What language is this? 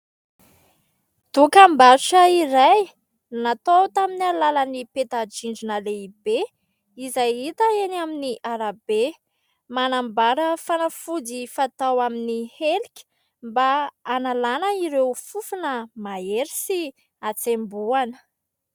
Malagasy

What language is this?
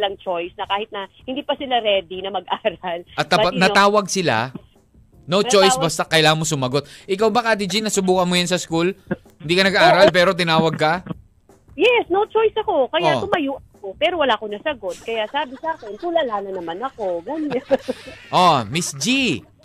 Filipino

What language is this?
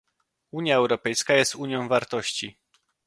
Polish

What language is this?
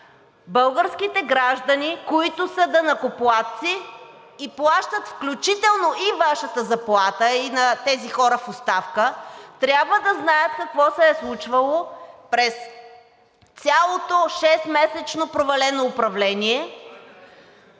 Bulgarian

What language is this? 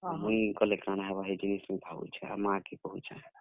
Odia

